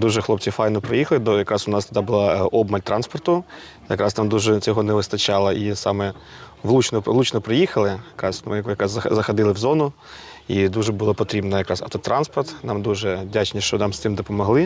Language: Ukrainian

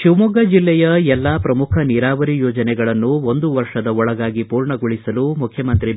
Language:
Kannada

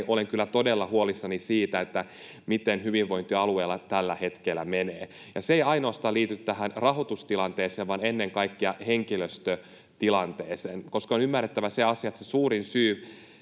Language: Finnish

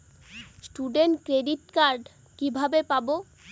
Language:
Bangla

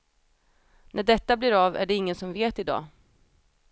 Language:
Swedish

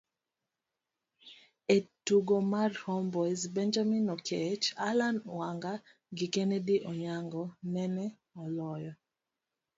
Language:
Luo (Kenya and Tanzania)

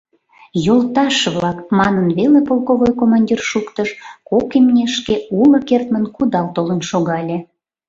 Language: Mari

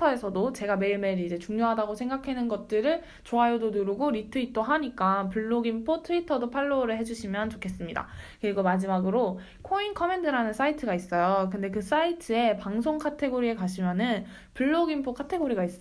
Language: Korean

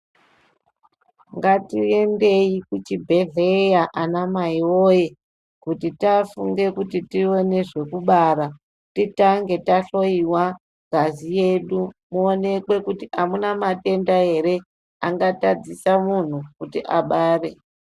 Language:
Ndau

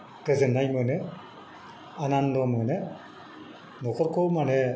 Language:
Bodo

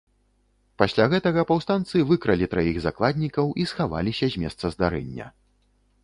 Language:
Belarusian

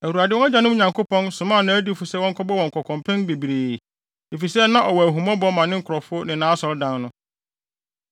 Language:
Akan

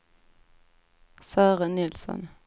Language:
Swedish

